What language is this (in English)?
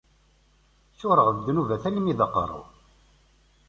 Kabyle